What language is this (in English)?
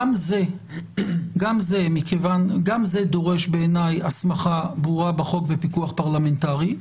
Hebrew